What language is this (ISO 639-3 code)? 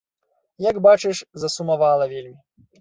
bel